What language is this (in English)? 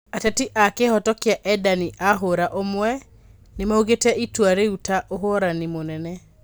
Kikuyu